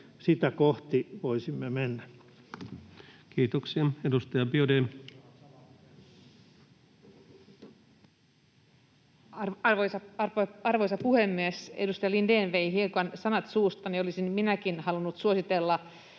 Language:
Finnish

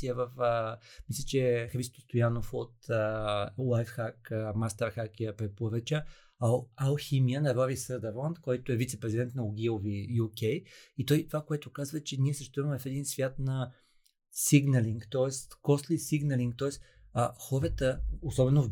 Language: Bulgarian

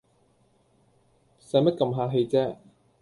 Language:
Cantonese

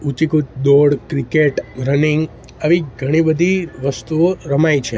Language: Gujarati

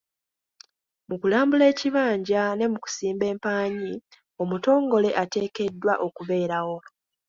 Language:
Ganda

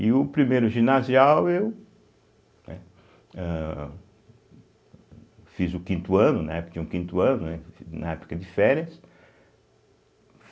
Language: Portuguese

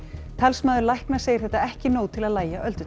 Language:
Icelandic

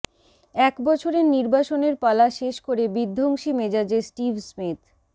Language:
Bangla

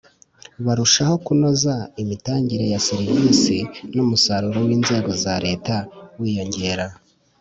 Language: Kinyarwanda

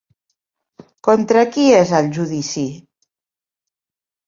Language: Catalan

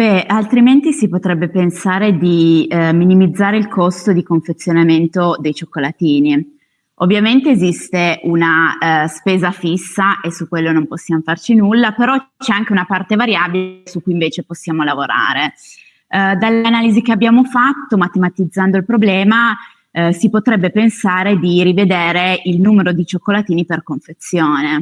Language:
Italian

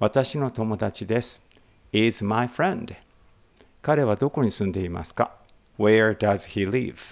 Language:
Japanese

